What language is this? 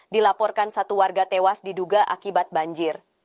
Indonesian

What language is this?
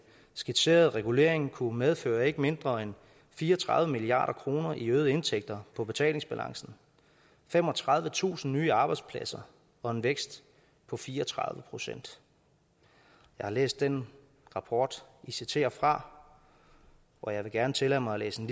Danish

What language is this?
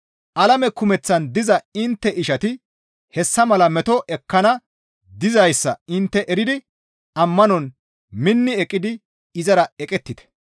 Gamo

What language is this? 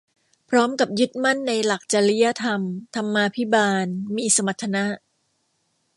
Thai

